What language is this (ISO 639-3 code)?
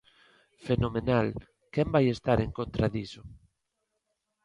glg